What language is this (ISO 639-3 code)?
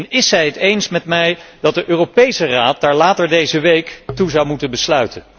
nld